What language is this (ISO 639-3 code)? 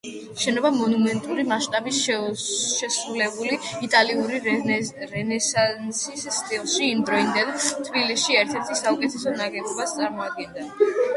kat